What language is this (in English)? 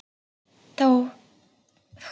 Icelandic